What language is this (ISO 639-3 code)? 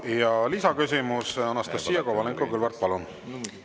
est